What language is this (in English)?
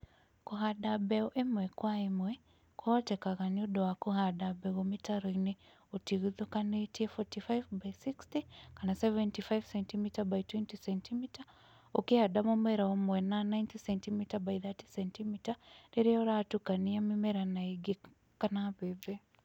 Kikuyu